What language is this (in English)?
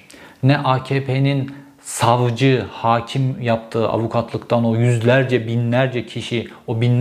Turkish